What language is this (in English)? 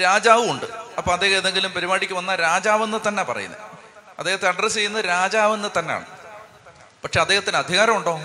Malayalam